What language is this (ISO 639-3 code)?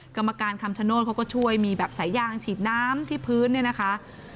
tha